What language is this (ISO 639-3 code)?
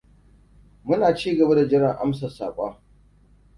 hau